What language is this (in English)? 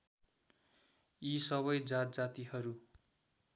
Nepali